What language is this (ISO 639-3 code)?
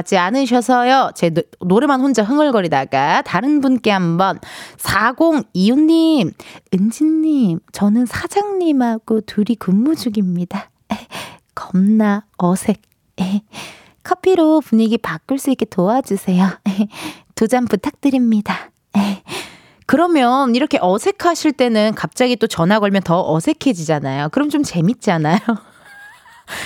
kor